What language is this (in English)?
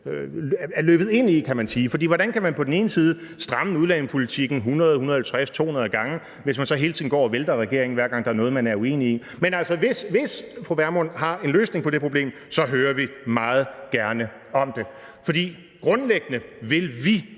Danish